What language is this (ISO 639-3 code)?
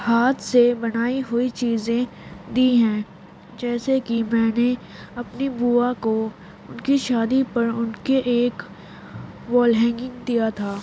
urd